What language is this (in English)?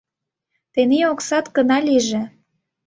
Mari